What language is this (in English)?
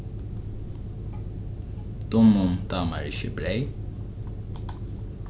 Faroese